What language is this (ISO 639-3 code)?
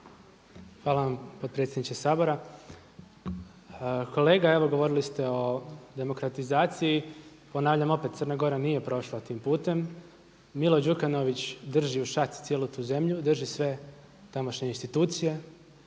hrv